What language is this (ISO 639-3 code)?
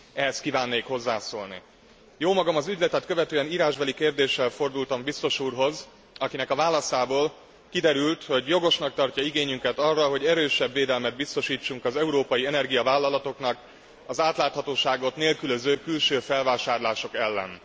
hun